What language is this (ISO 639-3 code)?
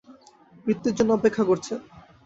ben